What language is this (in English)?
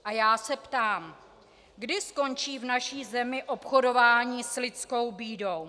Czech